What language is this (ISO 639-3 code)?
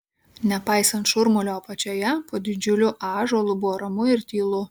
lit